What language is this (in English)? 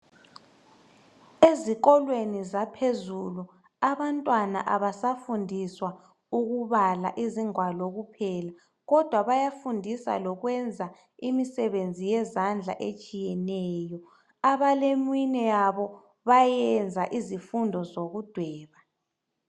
North Ndebele